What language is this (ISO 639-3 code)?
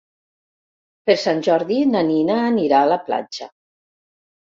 cat